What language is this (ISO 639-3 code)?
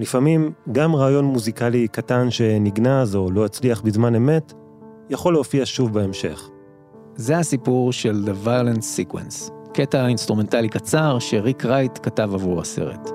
heb